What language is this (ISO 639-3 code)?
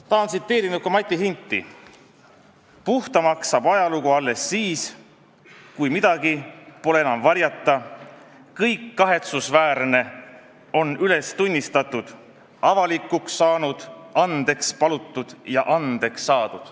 est